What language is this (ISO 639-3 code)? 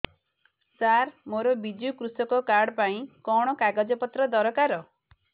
ori